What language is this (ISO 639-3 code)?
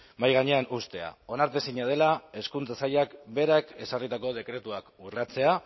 eus